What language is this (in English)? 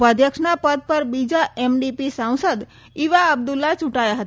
Gujarati